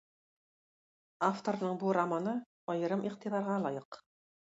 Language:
Tatar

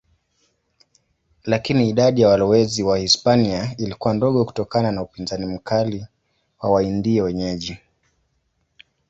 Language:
Swahili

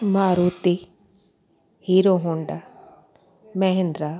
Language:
Sindhi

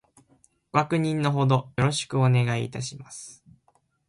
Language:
Japanese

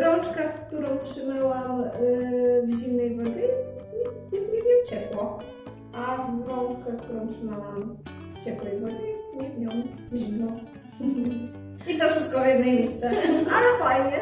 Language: Polish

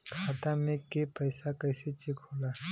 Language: Bhojpuri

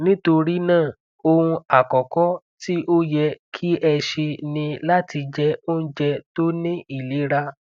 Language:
Yoruba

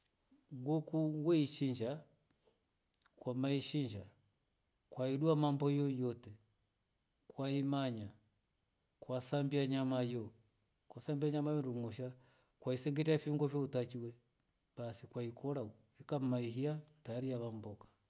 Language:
Rombo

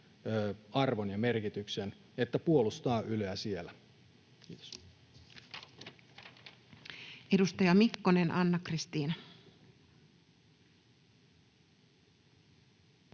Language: Finnish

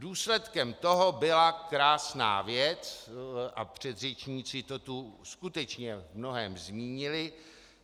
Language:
Czech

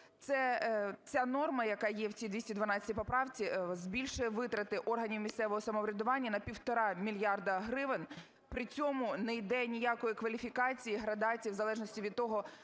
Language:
Ukrainian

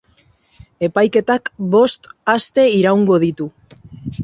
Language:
Basque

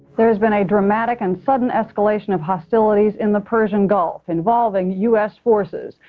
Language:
English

